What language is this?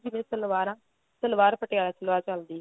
Punjabi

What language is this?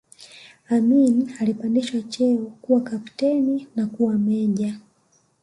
Swahili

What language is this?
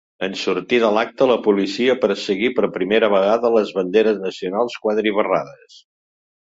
Catalan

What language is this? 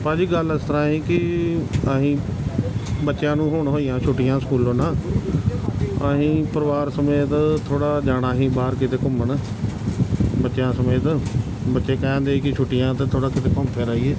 Punjabi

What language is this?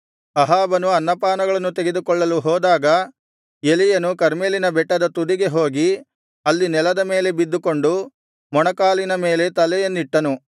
Kannada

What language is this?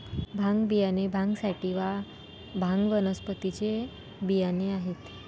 Marathi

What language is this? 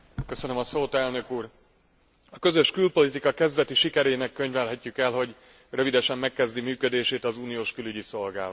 Hungarian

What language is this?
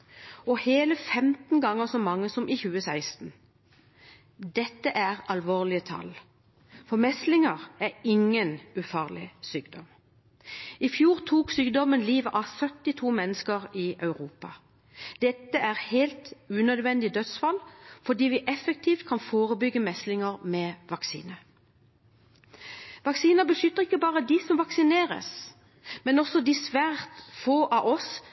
Norwegian Bokmål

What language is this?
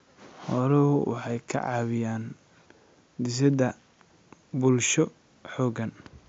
Somali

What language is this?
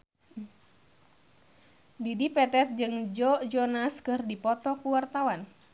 Sundanese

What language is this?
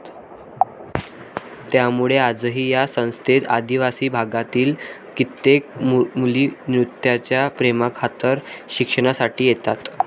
Marathi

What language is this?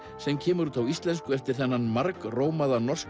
Icelandic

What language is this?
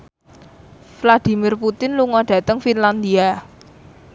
Javanese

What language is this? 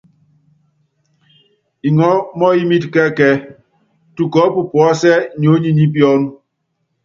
Yangben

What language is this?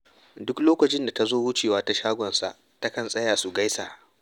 Hausa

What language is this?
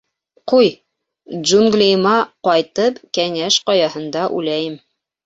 Bashkir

